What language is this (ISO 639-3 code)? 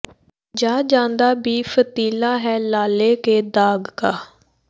pan